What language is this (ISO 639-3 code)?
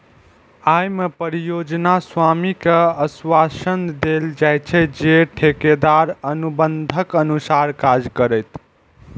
mai